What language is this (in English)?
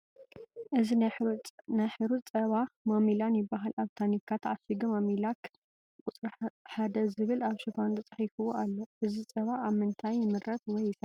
Tigrinya